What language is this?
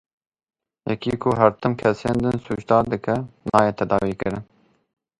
Kurdish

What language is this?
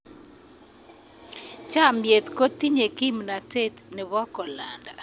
Kalenjin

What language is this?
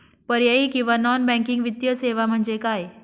Marathi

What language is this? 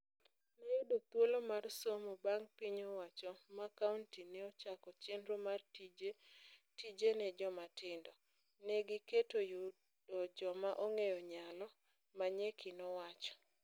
Luo (Kenya and Tanzania)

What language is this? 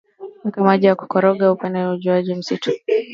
Swahili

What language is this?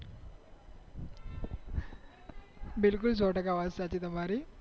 Gujarati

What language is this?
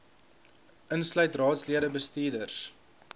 Afrikaans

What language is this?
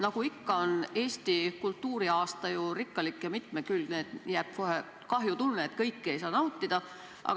Estonian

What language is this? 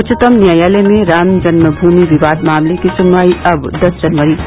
Hindi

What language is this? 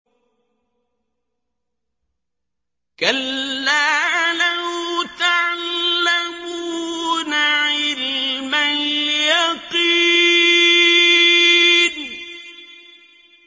Arabic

